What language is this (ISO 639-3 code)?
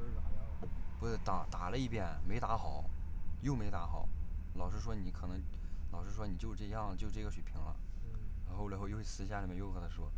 zho